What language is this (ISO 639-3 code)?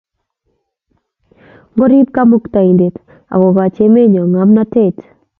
kln